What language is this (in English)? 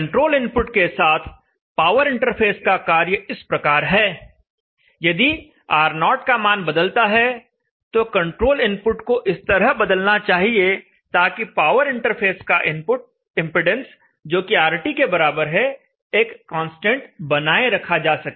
Hindi